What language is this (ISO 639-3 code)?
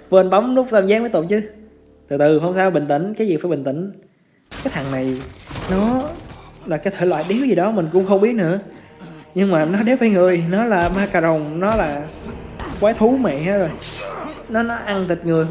vie